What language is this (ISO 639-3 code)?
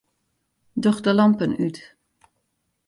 fry